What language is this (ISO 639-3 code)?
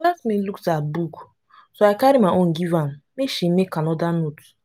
pcm